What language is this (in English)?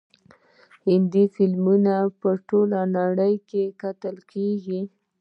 Pashto